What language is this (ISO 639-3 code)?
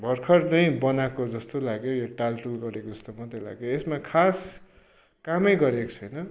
nep